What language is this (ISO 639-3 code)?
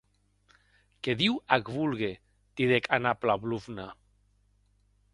oci